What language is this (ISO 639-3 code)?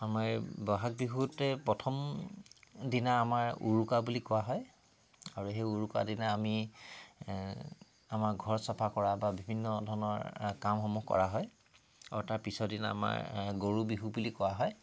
asm